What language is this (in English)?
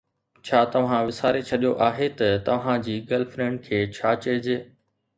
Sindhi